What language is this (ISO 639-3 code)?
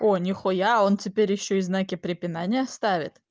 rus